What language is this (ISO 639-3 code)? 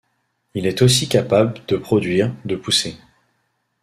fra